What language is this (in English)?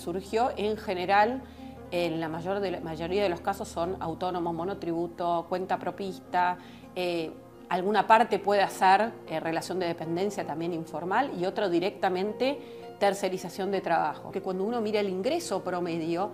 Spanish